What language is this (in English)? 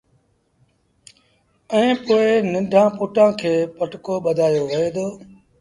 Sindhi Bhil